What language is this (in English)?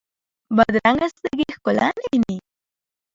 Pashto